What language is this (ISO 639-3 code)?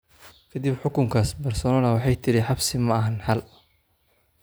som